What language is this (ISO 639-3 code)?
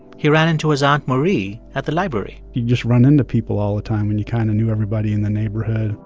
eng